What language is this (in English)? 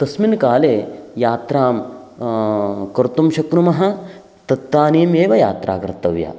Sanskrit